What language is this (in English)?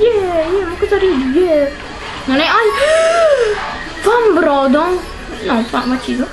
Italian